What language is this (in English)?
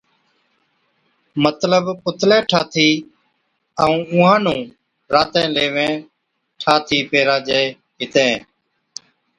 Od